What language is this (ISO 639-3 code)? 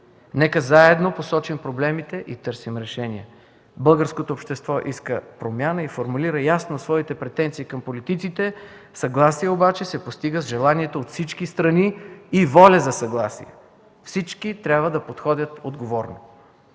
bul